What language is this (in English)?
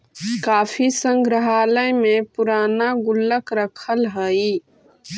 Magahi